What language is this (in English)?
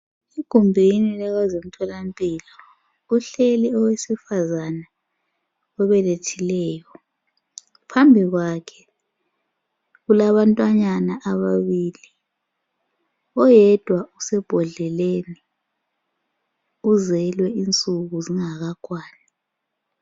North Ndebele